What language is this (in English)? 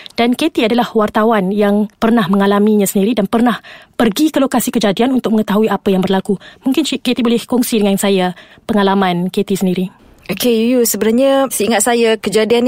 Malay